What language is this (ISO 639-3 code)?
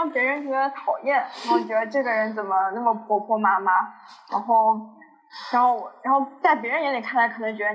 zho